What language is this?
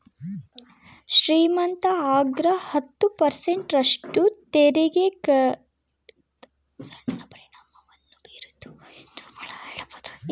Kannada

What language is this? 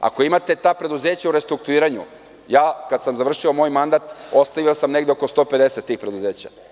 Serbian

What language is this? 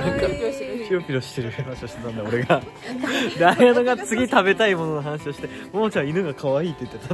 Japanese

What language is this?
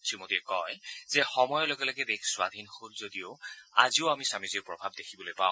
Assamese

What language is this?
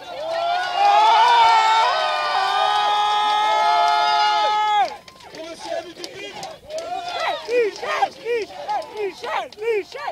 French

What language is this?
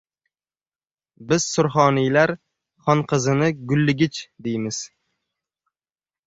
Uzbek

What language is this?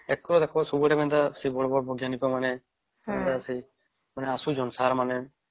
Odia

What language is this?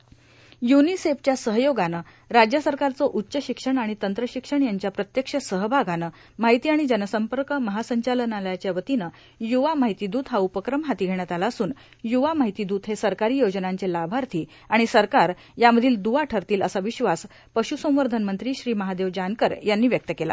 Marathi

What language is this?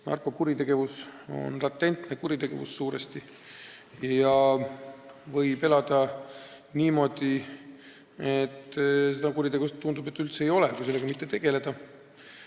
Estonian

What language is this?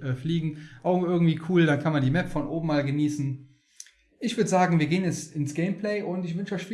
German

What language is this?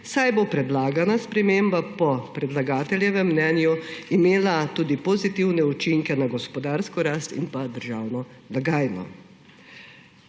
Slovenian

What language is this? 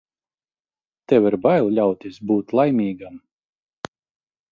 Latvian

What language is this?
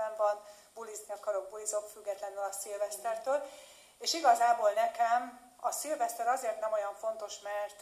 Hungarian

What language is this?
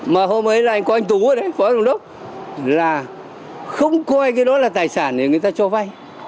Vietnamese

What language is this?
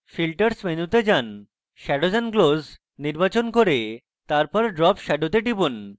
Bangla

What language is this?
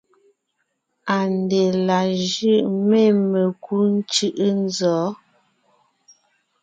Ngiemboon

